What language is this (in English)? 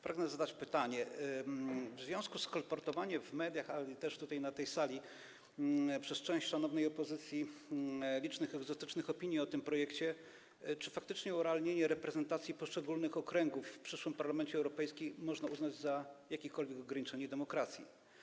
Polish